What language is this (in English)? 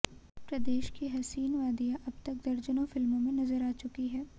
Hindi